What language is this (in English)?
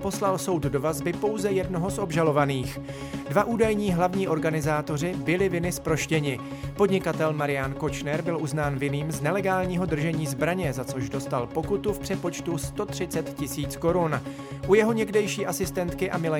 Czech